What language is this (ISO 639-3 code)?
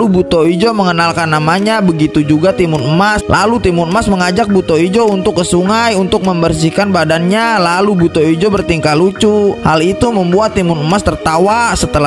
ind